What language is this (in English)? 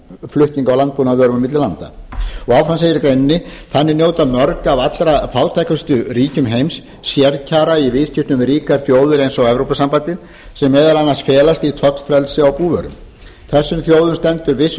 Icelandic